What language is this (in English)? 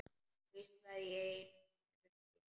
Icelandic